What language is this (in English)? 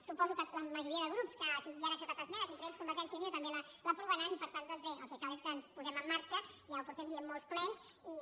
Catalan